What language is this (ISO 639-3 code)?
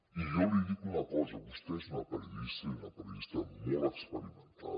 cat